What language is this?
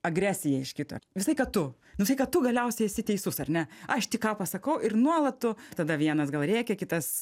Lithuanian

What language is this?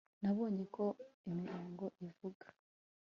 Kinyarwanda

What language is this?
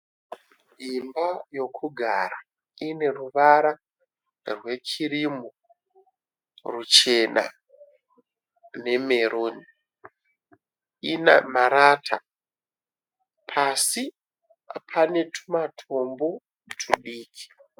Shona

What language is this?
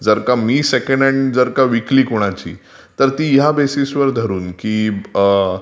Marathi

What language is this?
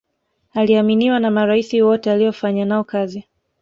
Swahili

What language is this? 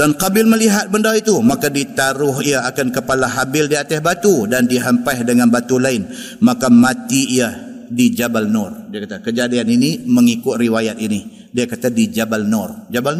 Malay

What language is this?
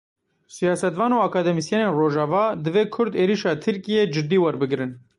Kurdish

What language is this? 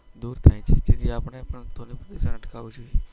Gujarati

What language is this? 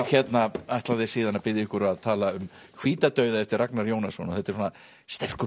Icelandic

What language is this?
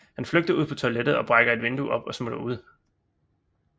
Danish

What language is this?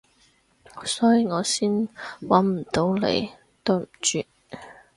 Cantonese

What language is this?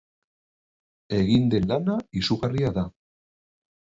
Basque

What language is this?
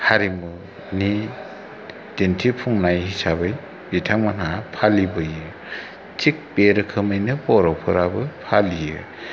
Bodo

